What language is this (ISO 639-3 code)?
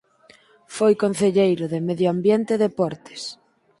glg